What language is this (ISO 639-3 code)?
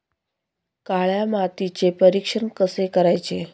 mar